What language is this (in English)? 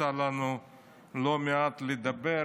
Hebrew